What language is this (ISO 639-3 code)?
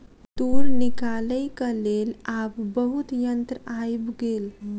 mai